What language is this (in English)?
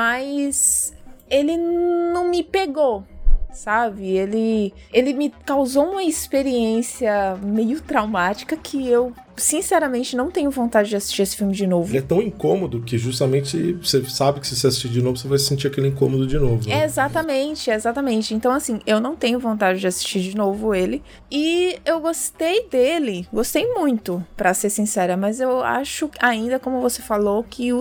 Portuguese